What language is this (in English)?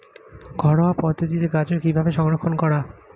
Bangla